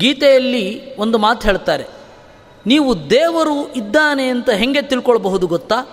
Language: Kannada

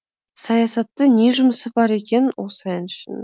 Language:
Kazakh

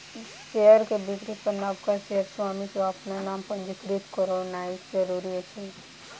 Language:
Maithili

